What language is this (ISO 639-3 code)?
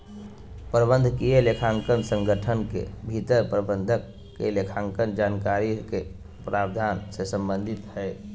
mag